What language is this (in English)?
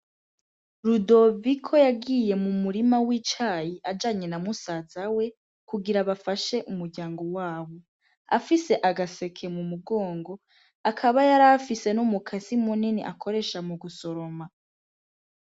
Rundi